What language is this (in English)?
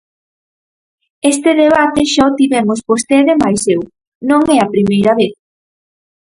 Galician